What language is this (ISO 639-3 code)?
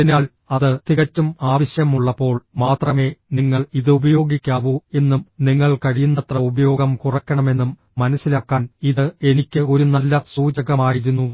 mal